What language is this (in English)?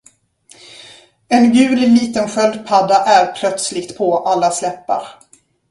Swedish